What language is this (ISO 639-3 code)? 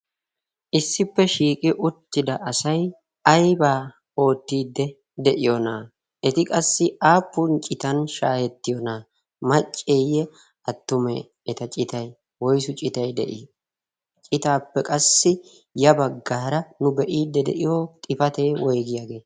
wal